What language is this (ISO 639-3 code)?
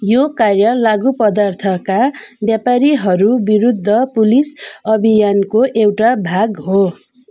nep